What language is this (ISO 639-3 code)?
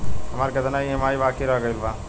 bho